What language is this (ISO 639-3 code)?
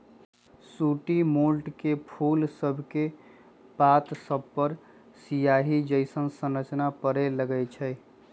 mag